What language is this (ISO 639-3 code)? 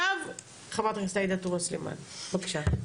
heb